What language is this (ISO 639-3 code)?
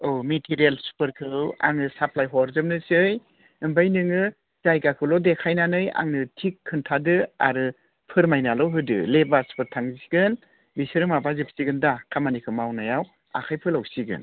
brx